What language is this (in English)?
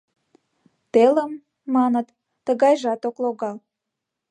Mari